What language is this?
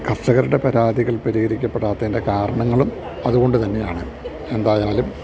Malayalam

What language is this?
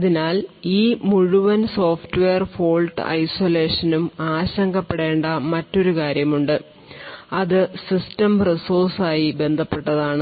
Malayalam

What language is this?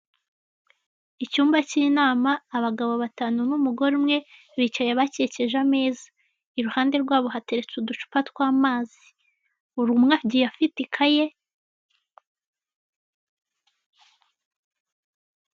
Kinyarwanda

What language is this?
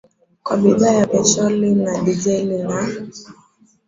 Swahili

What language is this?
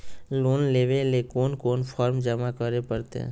Magahi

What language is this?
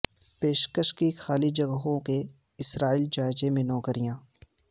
Urdu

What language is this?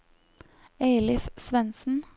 Norwegian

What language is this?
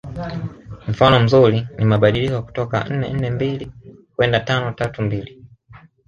Swahili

